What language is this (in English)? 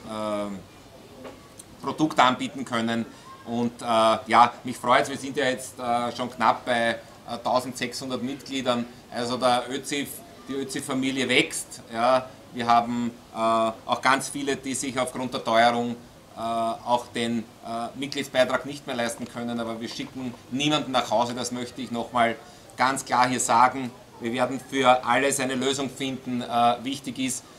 German